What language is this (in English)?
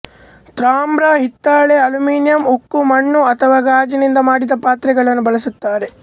Kannada